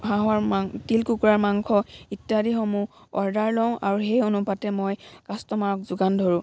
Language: Assamese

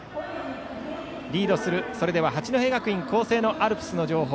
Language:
Japanese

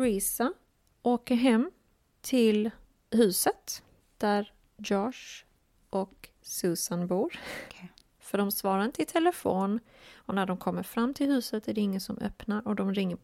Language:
Swedish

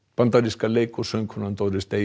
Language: Icelandic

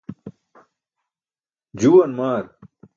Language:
Burushaski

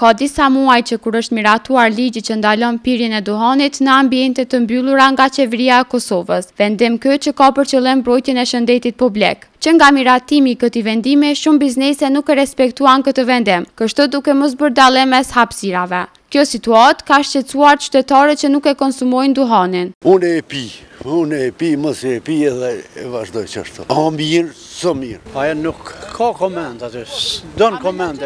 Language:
Romanian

